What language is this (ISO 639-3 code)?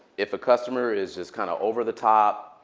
eng